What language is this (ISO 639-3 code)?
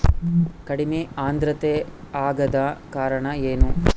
kan